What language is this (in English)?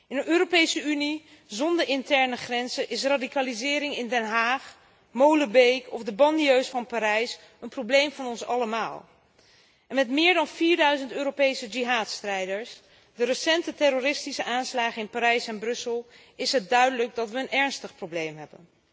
Dutch